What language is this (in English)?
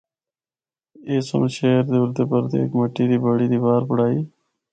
Northern Hindko